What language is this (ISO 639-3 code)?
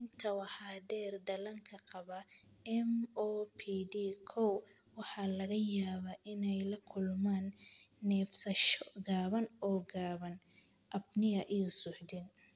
som